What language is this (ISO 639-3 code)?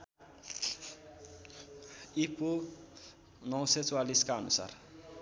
nep